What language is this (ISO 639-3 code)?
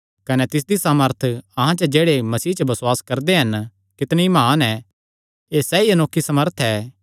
xnr